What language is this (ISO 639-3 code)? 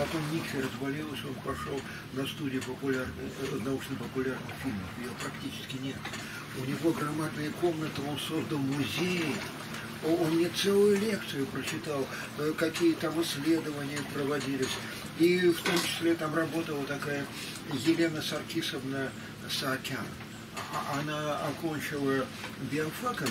rus